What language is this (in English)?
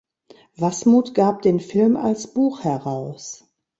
German